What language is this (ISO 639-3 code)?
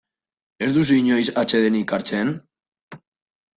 eus